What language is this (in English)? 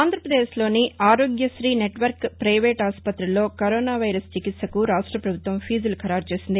Telugu